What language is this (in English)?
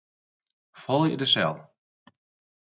Western Frisian